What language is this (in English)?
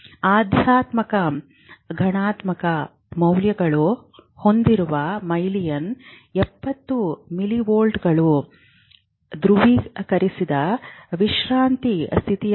Kannada